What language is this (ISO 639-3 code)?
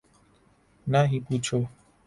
urd